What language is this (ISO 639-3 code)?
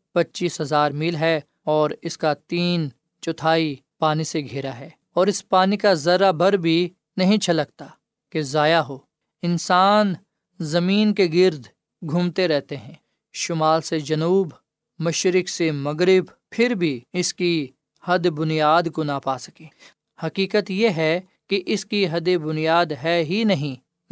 urd